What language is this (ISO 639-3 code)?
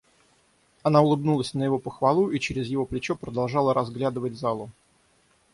rus